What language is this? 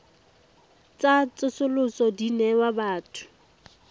Tswana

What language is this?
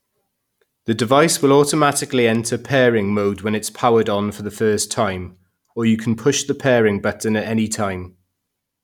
English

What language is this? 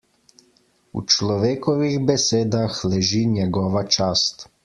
Slovenian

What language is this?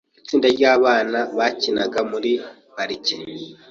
Kinyarwanda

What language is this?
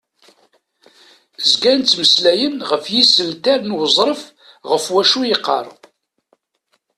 Kabyle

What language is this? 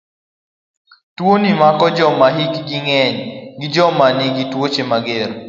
Luo (Kenya and Tanzania)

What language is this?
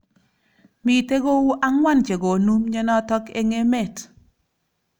Kalenjin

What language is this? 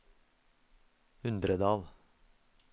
Norwegian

